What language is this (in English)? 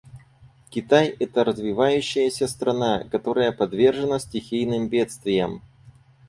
Russian